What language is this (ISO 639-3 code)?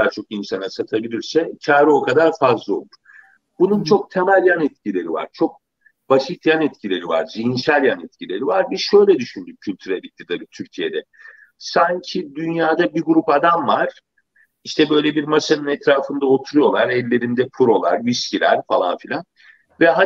tur